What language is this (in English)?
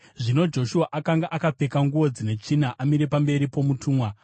Shona